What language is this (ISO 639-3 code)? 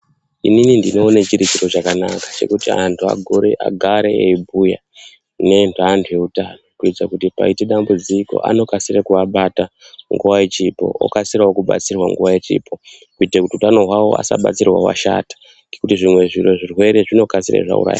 ndc